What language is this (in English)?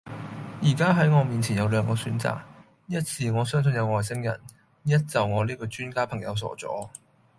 Cantonese